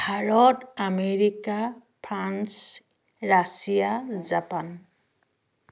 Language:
Assamese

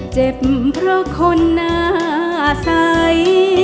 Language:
Thai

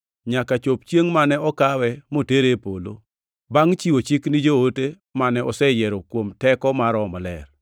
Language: Luo (Kenya and Tanzania)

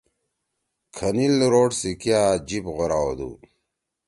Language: Torwali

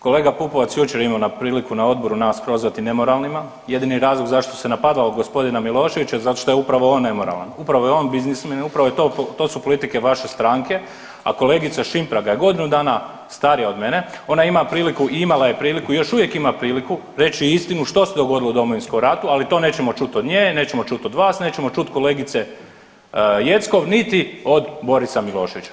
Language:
Croatian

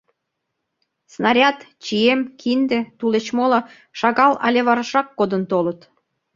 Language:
Mari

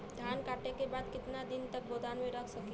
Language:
Bhojpuri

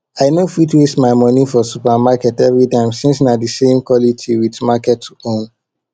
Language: Nigerian Pidgin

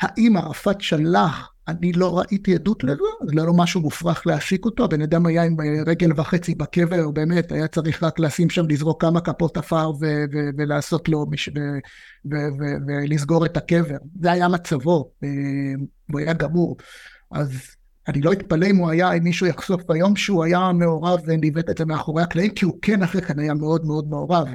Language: Hebrew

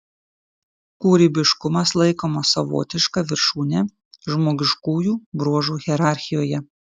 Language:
Lithuanian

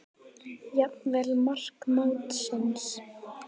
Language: Icelandic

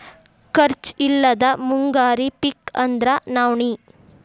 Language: Kannada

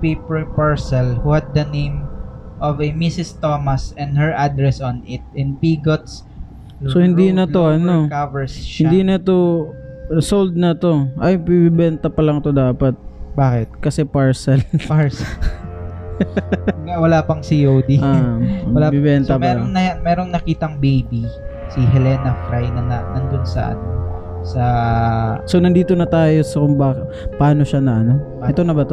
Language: Filipino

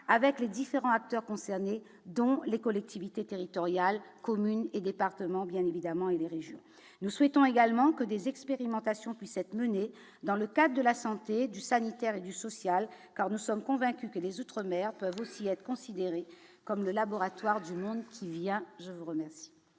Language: French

